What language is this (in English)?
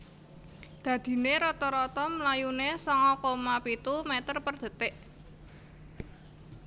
Javanese